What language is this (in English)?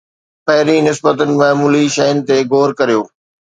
Sindhi